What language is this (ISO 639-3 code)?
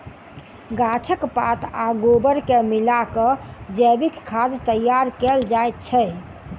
mai